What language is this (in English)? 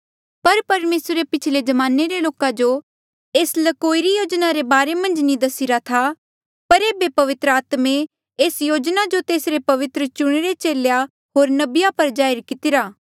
Mandeali